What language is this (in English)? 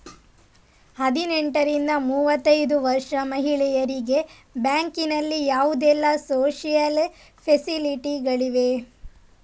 Kannada